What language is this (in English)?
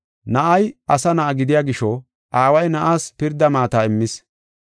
Gofa